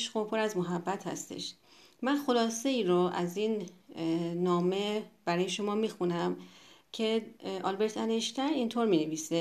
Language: Persian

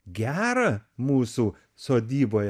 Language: Lithuanian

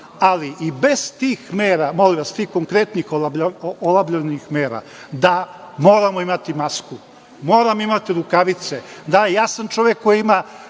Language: Serbian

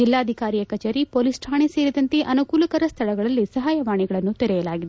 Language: Kannada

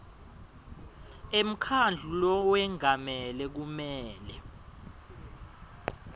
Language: Swati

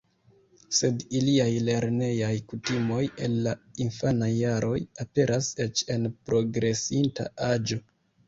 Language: Esperanto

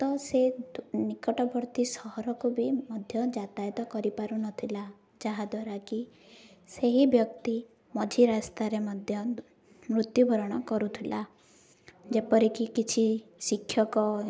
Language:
Odia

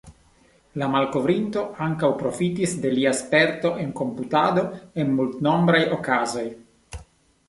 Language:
Esperanto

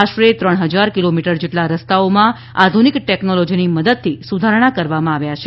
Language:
Gujarati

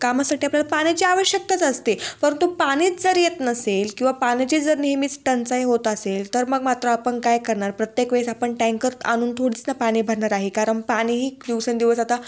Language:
Marathi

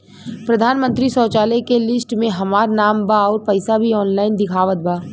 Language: Bhojpuri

